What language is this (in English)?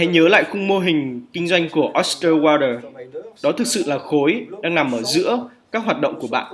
Vietnamese